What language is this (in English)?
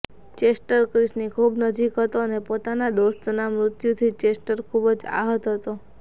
Gujarati